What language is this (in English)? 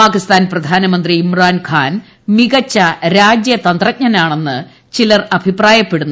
Malayalam